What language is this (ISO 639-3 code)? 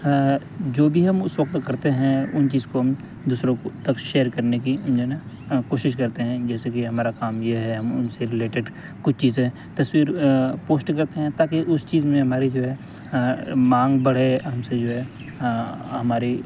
urd